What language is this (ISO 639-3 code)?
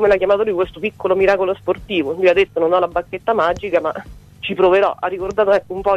ita